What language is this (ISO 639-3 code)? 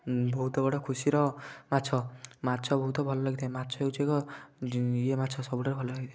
ori